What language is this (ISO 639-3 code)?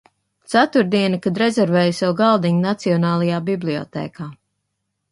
lav